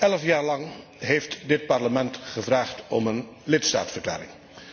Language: Dutch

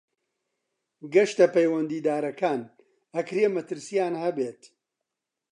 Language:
Central Kurdish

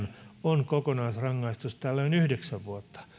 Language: Finnish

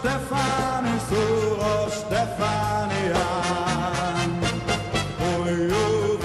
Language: Dutch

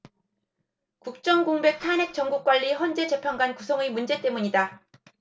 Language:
Korean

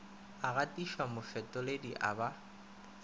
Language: Northern Sotho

